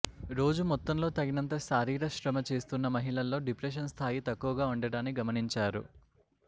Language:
Telugu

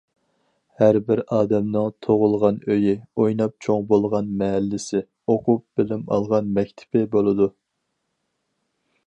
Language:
Uyghur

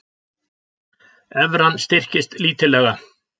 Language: Icelandic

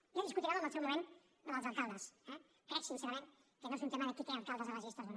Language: Catalan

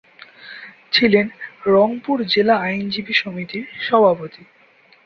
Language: Bangla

